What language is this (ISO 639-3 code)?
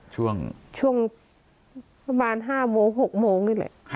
tha